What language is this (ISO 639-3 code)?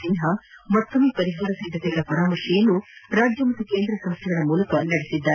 kan